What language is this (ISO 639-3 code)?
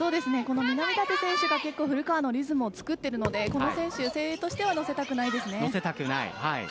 jpn